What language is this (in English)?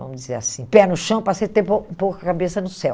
Portuguese